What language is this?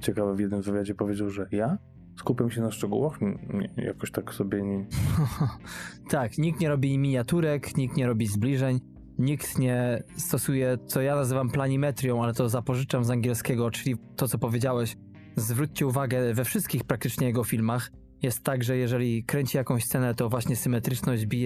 Polish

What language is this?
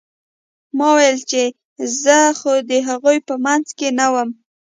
Pashto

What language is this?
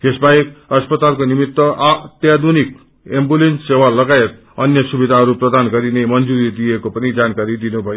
Nepali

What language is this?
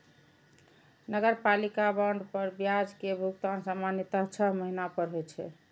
Maithili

